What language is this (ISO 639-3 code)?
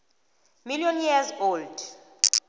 nbl